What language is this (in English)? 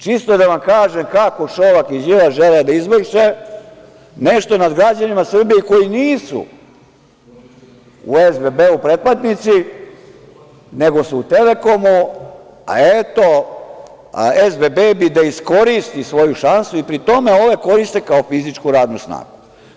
Serbian